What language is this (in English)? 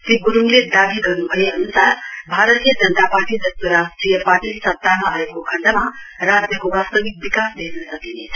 Nepali